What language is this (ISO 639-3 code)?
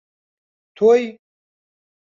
ckb